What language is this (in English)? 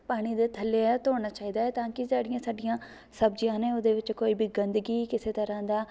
Punjabi